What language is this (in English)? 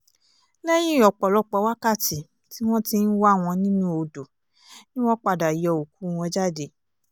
Yoruba